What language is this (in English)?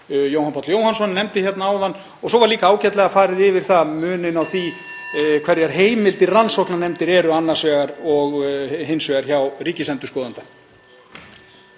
Icelandic